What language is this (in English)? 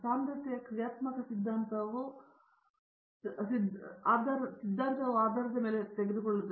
Kannada